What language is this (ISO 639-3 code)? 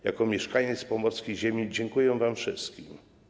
pol